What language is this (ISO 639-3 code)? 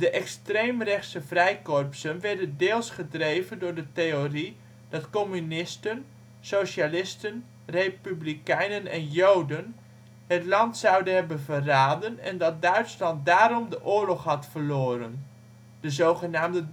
nld